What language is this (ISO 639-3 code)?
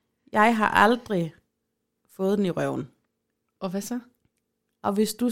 dan